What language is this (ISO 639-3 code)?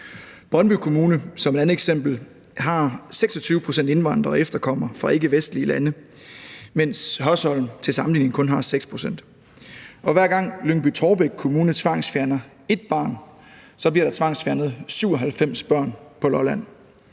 dan